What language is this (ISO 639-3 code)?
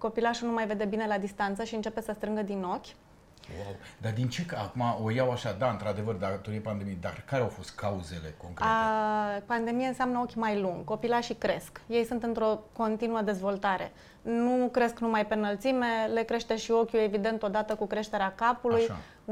ron